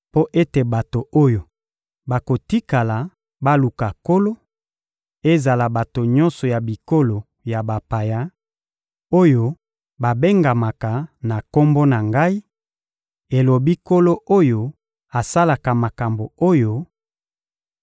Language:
Lingala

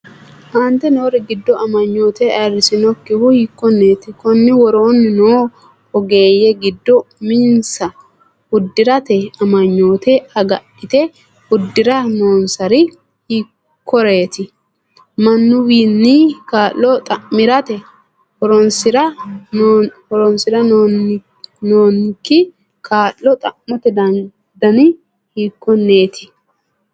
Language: Sidamo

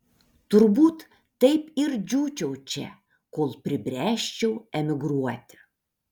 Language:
Lithuanian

